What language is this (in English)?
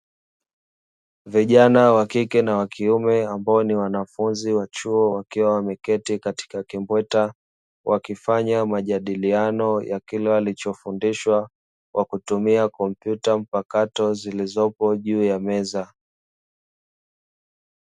Swahili